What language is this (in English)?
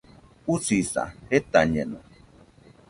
Nüpode Huitoto